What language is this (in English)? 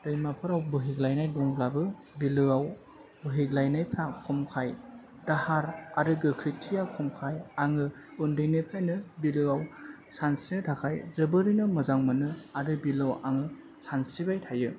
Bodo